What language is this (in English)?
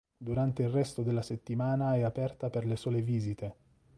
Italian